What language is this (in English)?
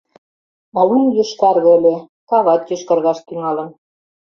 Mari